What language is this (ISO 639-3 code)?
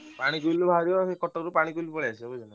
ori